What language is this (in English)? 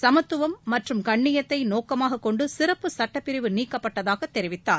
Tamil